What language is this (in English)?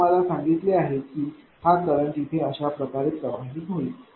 Marathi